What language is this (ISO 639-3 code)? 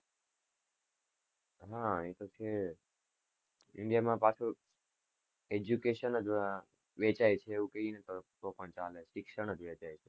guj